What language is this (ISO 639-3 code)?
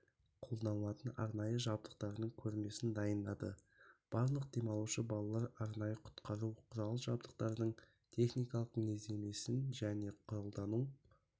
kaz